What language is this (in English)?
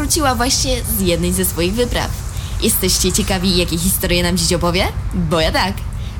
Polish